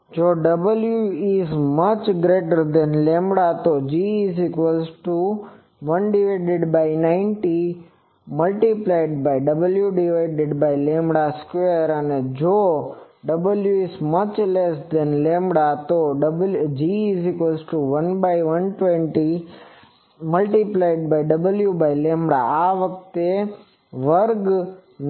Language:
Gujarati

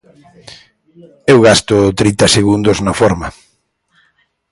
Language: Galician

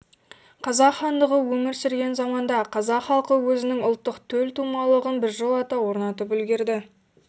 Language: Kazakh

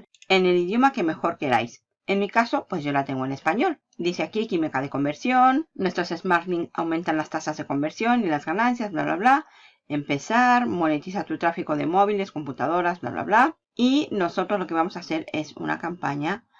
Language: Spanish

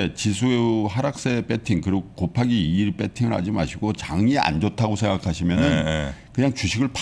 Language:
Korean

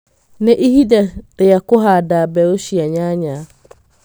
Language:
Kikuyu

